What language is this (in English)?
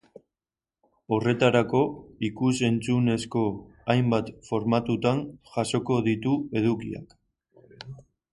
Basque